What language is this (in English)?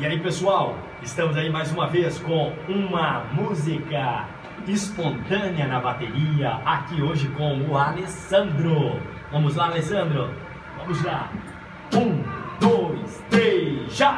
Portuguese